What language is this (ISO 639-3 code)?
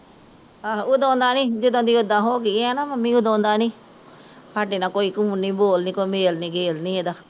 pan